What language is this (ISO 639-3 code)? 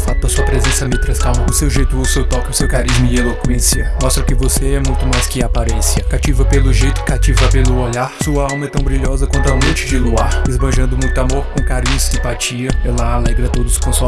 por